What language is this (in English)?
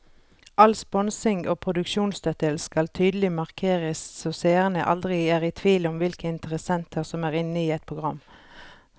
Norwegian